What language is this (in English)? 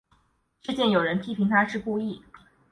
Chinese